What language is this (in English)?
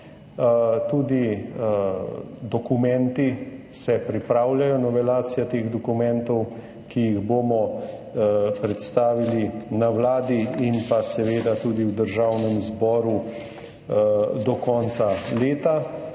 Slovenian